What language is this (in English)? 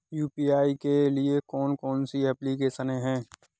Hindi